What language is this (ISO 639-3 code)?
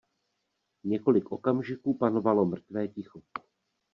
ces